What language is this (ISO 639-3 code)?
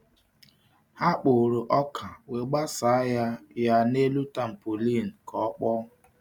ibo